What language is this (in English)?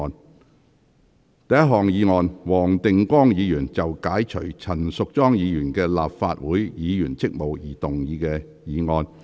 Cantonese